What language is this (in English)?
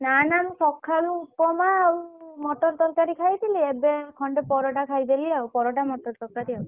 Odia